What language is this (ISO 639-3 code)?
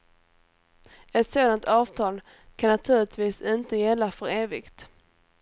swe